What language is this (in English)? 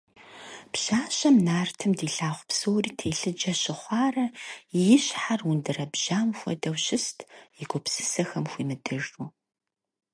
Kabardian